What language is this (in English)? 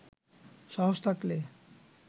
Bangla